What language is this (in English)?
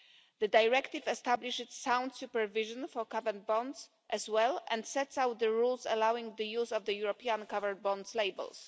English